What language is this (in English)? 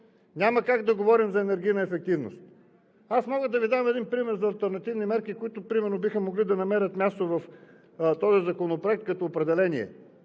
Bulgarian